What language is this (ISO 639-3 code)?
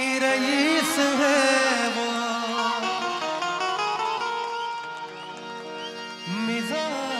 ara